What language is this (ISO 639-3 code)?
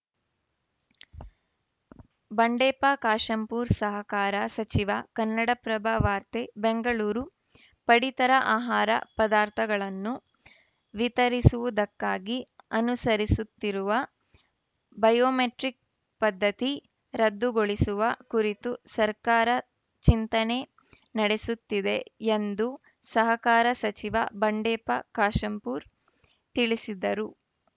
kan